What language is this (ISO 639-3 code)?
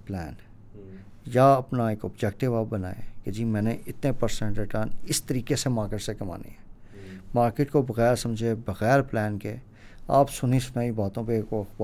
urd